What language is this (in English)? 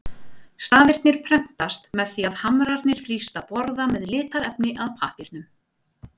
Icelandic